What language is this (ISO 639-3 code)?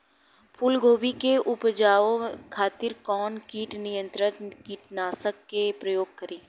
bho